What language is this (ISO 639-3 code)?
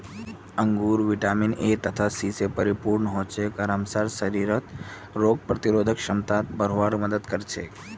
mag